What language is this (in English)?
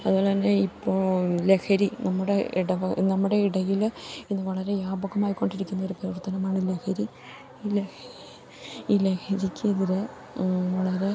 Malayalam